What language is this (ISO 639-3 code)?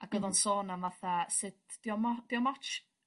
cym